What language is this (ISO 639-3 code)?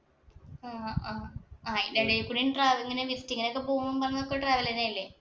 mal